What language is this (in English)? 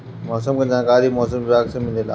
Bhojpuri